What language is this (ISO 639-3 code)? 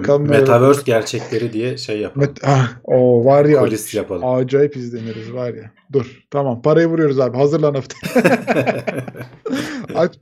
tur